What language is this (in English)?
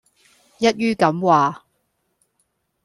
Cantonese